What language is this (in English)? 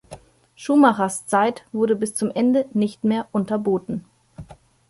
German